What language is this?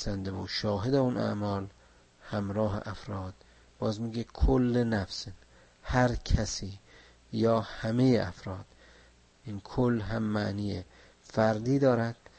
Persian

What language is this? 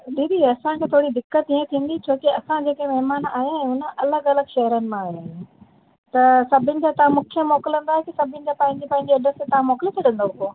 Sindhi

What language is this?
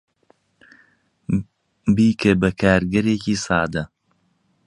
Central Kurdish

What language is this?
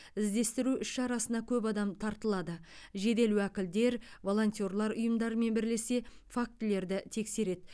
Kazakh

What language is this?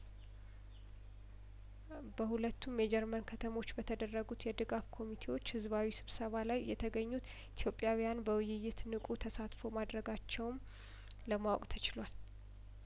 Amharic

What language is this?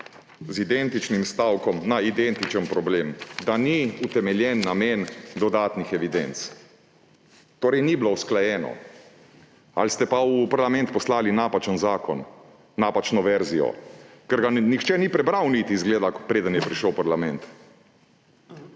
Slovenian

